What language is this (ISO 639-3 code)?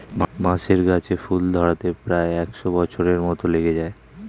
ben